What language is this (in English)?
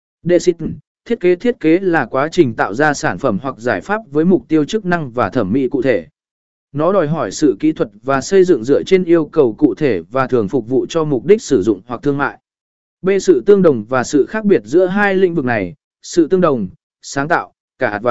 Vietnamese